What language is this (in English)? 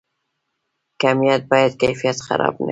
Pashto